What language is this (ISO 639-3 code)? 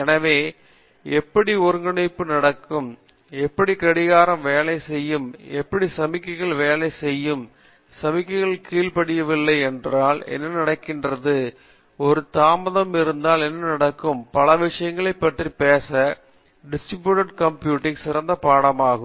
tam